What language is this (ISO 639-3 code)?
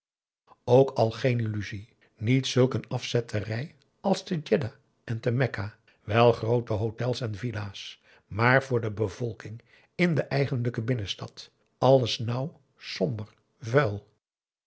nld